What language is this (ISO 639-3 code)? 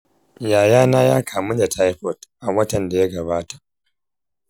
hau